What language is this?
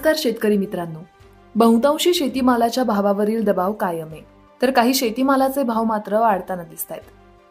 Marathi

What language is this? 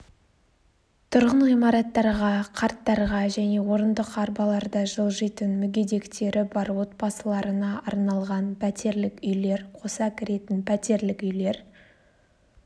Kazakh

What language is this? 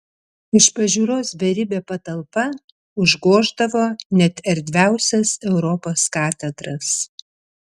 Lithuanian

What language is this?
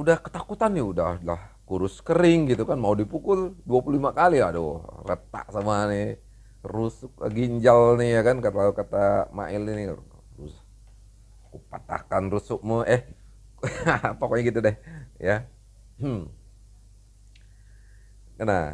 Indonesian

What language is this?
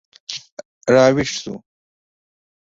Pashto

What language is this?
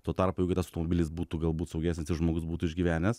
Lithuanian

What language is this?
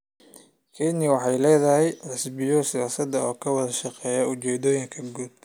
Somali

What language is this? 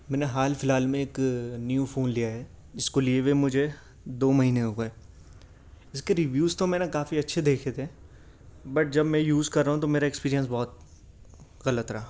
Urdu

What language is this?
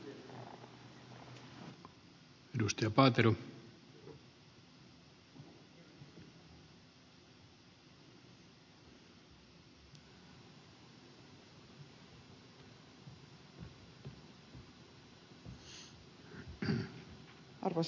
Finnish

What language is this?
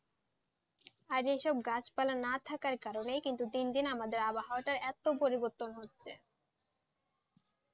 Bangla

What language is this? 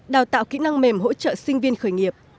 Vietnamese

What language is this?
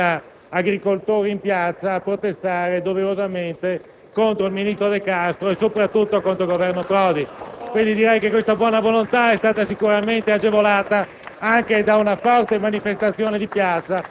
Italian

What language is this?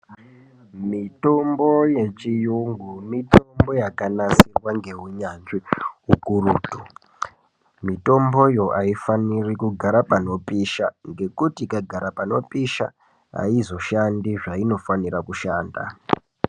Ndau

